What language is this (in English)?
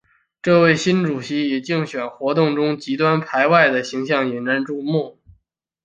Chinese